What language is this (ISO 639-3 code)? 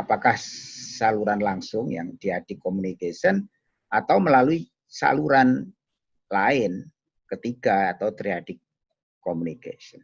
ind